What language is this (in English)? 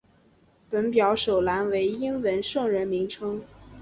Chinese